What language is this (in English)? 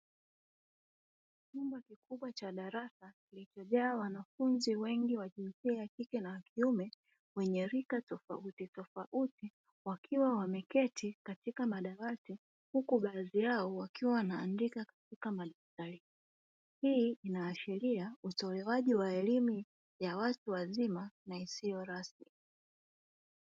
Swahili